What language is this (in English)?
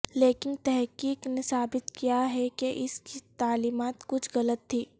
Urdu